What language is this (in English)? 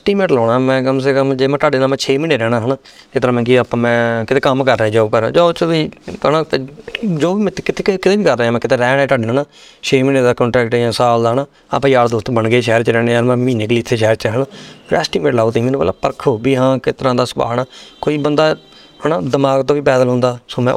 Punjabi